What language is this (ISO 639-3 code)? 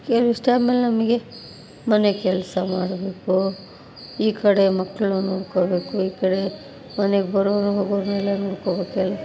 kan